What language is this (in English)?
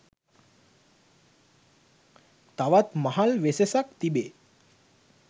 Sinhala